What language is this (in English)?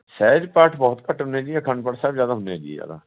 Punjabi